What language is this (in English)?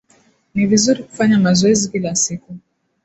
Swahili